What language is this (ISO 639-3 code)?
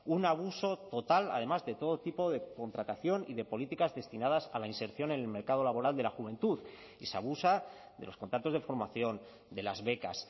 spa